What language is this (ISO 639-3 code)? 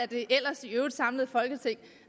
dan